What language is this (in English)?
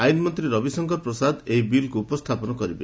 Odia